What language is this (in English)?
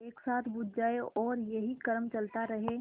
Hindi